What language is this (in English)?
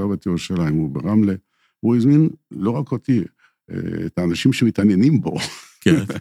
Hebrew